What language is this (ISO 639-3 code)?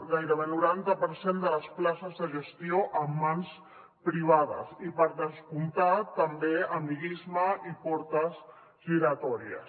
cat